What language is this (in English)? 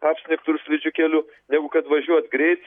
Lithuanian